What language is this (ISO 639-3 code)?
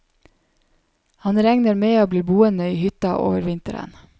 nor